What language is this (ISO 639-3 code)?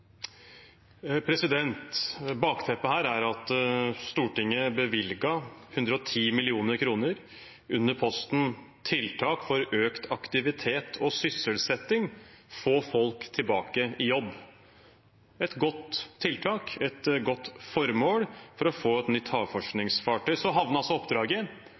nob